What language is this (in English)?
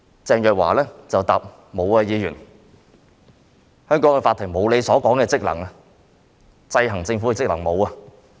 Cantonese